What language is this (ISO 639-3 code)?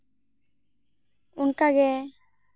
sat